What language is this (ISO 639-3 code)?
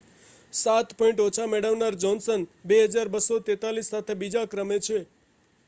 guj